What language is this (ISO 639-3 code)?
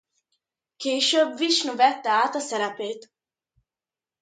hun